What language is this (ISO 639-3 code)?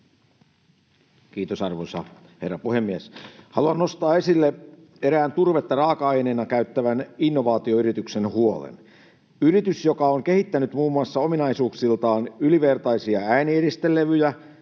fin